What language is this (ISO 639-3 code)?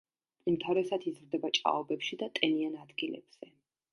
kat